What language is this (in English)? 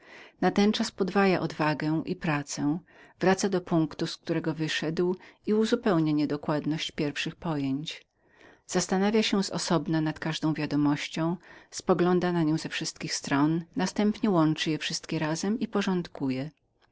Polish